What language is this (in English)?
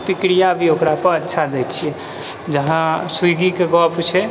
Maithili